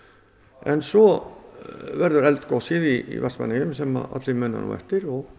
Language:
Icelandic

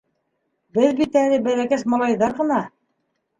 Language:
Bashkir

